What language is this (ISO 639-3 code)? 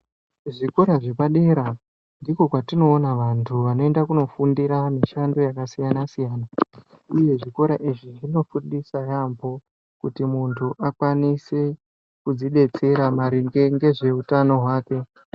ndc